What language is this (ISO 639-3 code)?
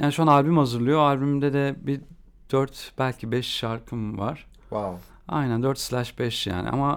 tur